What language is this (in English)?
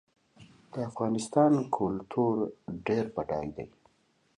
Pashto